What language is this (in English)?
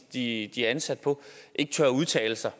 Danish